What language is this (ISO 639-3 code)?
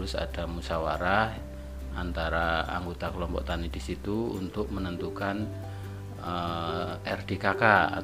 ind